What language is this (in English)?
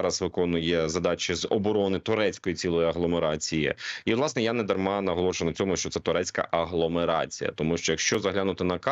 Ukrainian